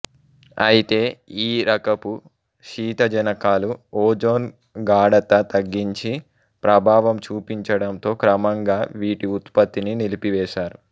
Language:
Telugu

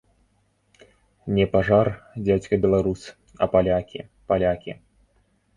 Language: Belarusian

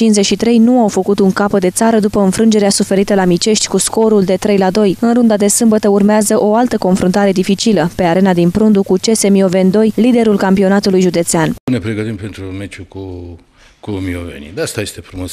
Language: Romanian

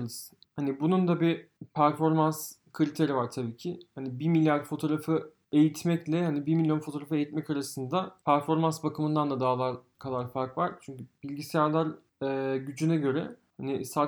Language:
Turkish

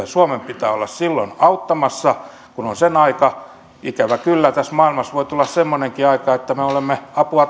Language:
Finnish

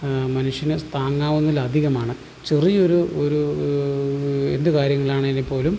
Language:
Malayalam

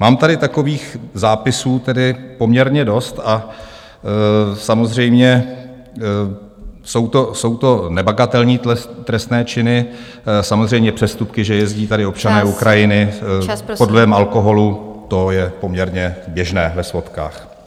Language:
Czech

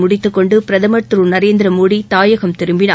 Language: Tamil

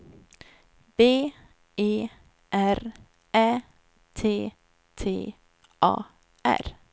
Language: Swedish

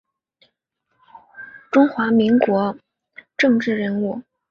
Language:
Chinese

